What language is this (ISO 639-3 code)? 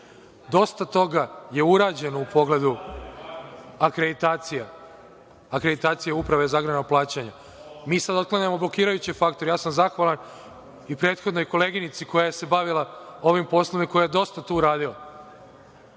srp